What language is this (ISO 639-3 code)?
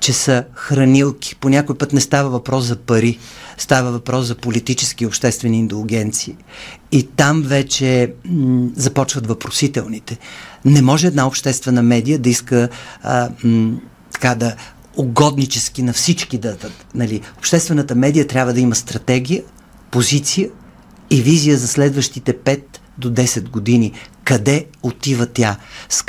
bul